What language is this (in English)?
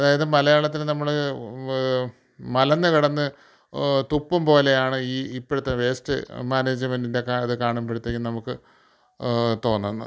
Malayalam